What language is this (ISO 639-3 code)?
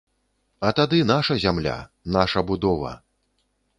bel